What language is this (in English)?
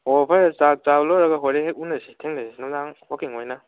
Manipuri